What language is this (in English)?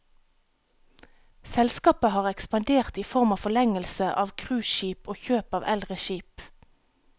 Norwegian